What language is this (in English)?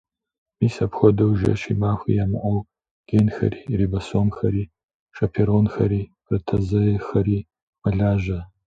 Kabardian